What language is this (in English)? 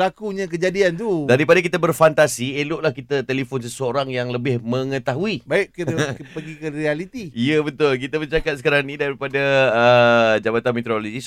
Malay